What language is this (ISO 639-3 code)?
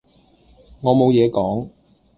yue